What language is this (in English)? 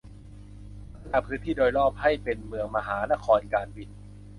Thai